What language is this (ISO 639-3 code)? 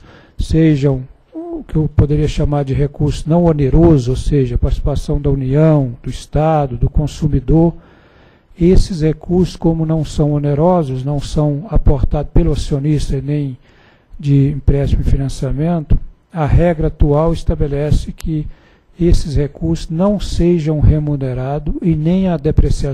por